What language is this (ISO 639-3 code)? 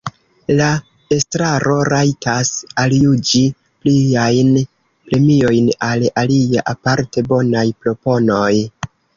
epo